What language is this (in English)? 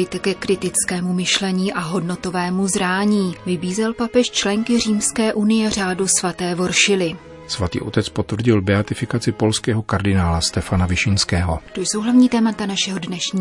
Czech